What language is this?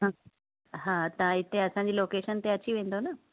Sindhi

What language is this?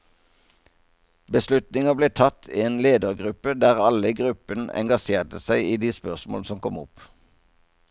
Norwegian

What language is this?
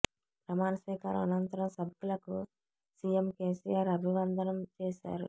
Telugu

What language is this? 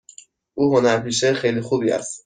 Persian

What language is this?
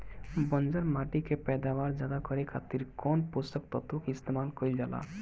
Bhojpuri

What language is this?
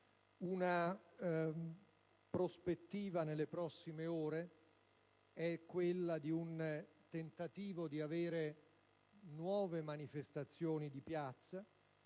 Italian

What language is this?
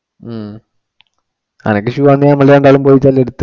Malayalam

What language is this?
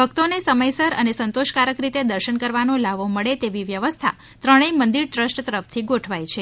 Gujarati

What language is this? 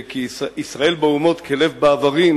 Hebrew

